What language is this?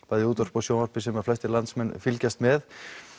Icelandic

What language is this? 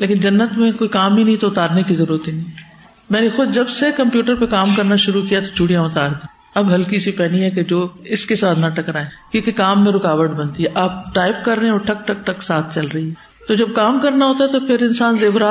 Urdu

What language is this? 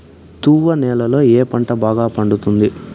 Telugu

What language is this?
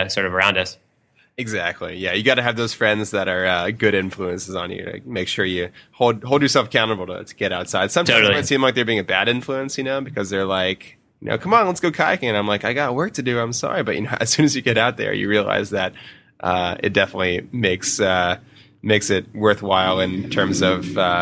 English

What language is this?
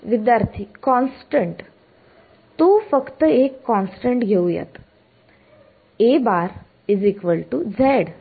Marathi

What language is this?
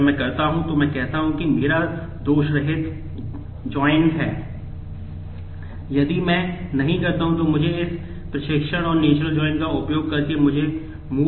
Hindi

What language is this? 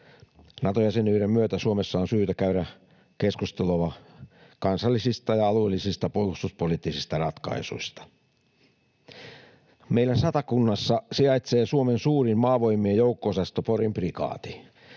Finnish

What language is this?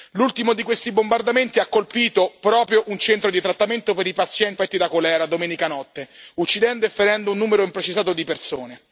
Italian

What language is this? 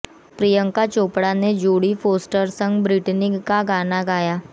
Hindi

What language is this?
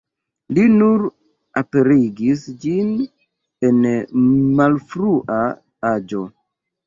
Esperanto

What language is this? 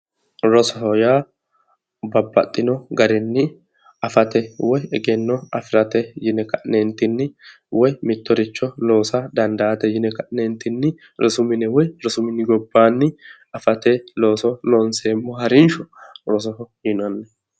Sidamo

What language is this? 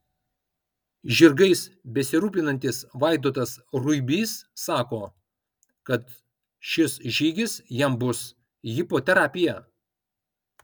Lithuanian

